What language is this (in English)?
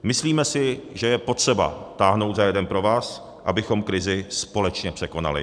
Czech